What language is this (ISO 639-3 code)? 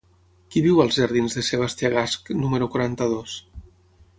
cat